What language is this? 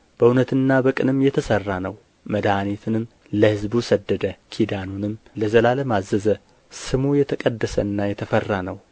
Amharic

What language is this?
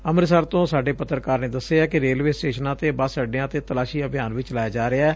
Punjabi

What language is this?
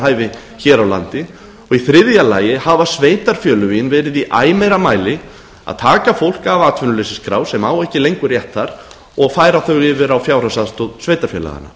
Icelandic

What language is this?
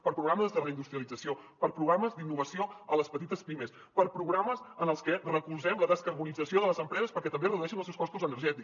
Catalan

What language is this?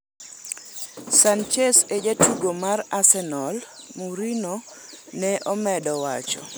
Luo (Kenya and Tanzania)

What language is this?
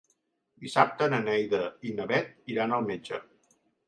Catalan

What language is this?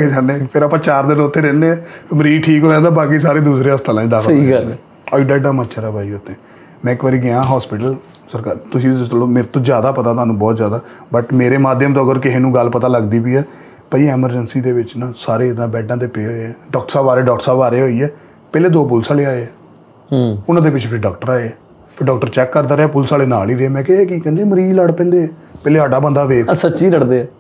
Punjabi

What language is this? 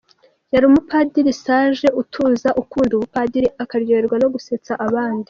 Kinyarwanda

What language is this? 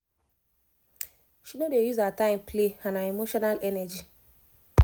Nigerian Pidgin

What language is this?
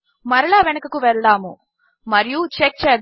Telugu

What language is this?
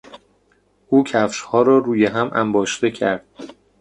Persian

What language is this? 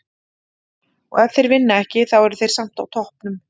Icelandic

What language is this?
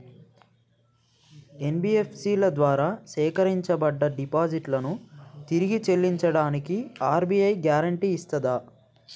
Telugu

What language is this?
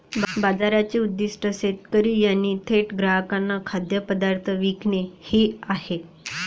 Marathi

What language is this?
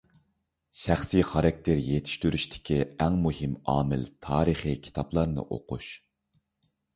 Uyghur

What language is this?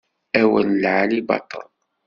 Kabyle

